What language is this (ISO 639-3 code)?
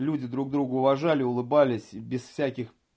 rus